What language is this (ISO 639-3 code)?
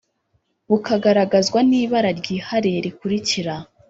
kin